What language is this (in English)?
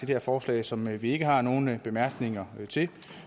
Danish